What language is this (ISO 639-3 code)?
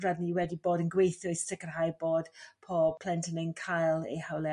cym